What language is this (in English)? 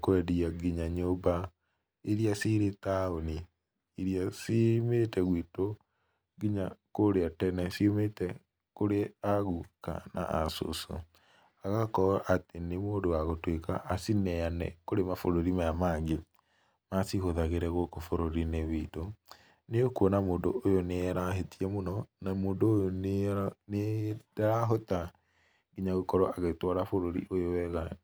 Kikuyu